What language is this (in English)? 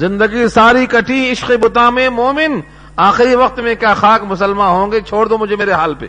Urdu